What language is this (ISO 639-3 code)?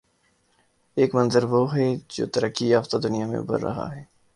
urd